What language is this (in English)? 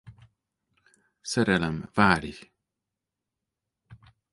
Hungarian